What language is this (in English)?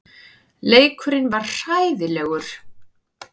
Icelandic